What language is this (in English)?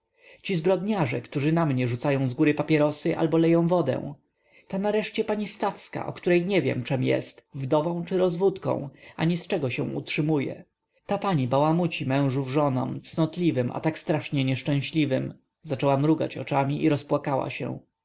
Polish